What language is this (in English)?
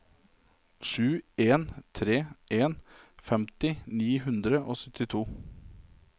Norwegian